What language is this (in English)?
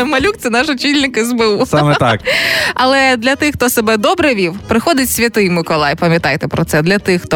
Ukrainian